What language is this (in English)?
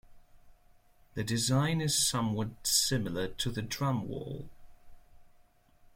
English